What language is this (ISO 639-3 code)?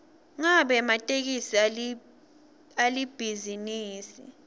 ssw